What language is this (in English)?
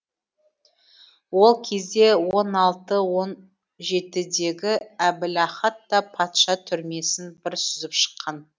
Kazakh